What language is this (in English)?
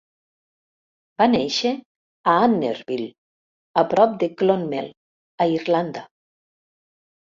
Catalan